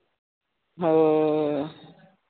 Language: Santali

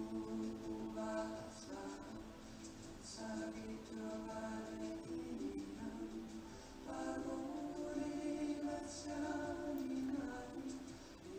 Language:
Romanian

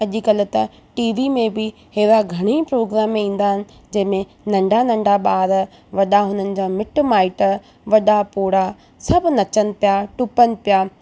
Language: Sindhi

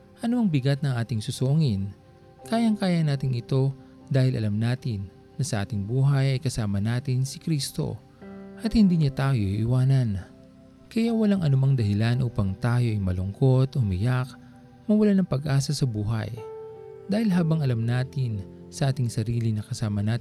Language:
Filipino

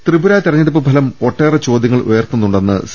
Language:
Malayalam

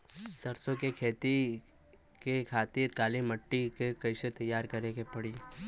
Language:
Bhojpuri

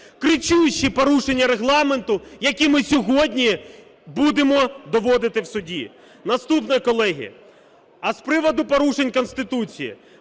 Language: Ukrainian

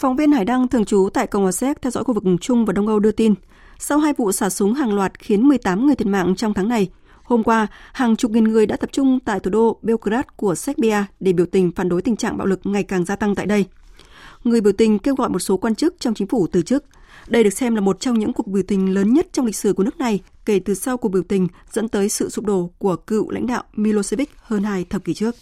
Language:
Vietnamese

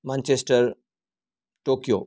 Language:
Gujarati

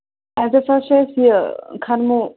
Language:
Kashmiri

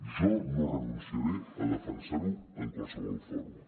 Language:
Catalan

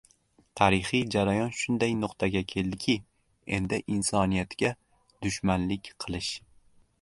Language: Uzbek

